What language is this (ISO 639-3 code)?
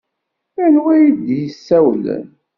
kab